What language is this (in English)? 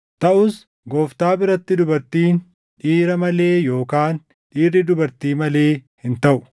Oromo